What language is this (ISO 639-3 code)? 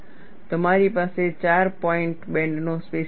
guj